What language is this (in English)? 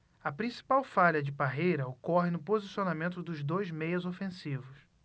Portuguese